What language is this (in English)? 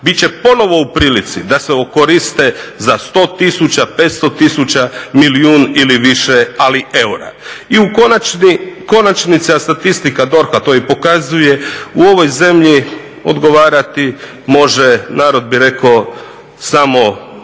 Croatian